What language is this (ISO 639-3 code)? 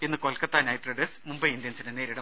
mal